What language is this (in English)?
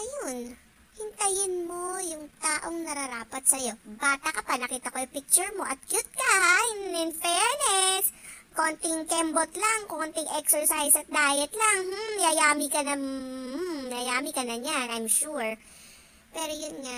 Filipino